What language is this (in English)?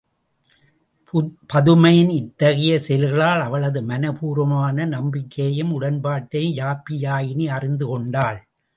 Tamil